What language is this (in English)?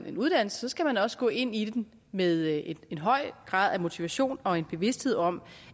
Danish